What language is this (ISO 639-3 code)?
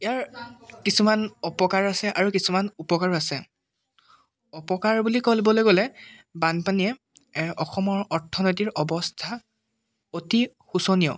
asm